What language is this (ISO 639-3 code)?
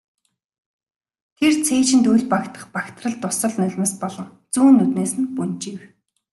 mon